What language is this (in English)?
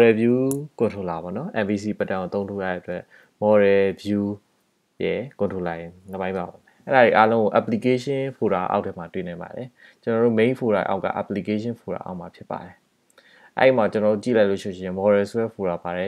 Thai